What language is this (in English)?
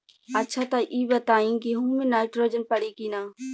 Bhojpuri